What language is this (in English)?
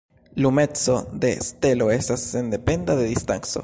Esperanto